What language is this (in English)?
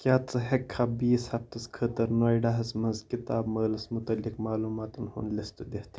Kashmiri